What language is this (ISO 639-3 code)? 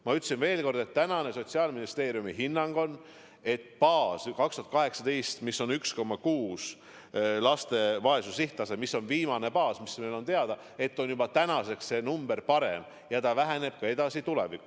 est